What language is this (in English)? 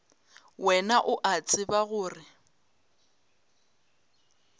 Northern Sotho